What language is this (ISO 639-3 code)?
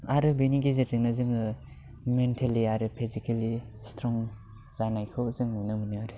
brx